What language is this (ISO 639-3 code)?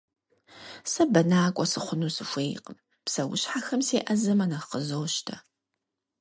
kbd